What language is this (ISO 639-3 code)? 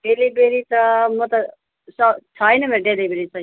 nep